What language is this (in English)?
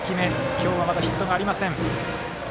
Japanese